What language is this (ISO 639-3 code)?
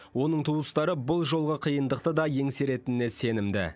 kaz